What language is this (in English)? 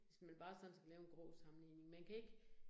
Danish